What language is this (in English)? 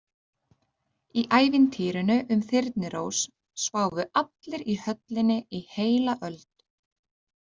Icelandic